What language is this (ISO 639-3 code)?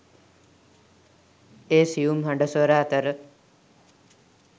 sin